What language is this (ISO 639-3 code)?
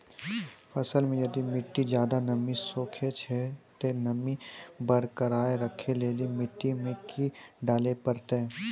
mai